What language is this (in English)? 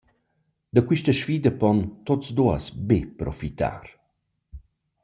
Romansh